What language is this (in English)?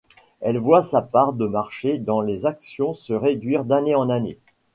French